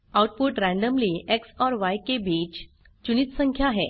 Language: Hindi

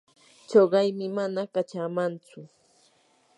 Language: Yanahuanca Pasco Quechua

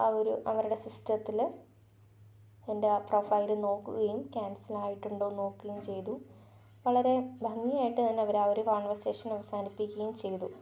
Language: Malayalam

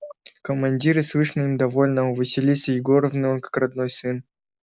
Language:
Russian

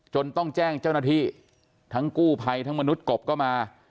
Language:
Thai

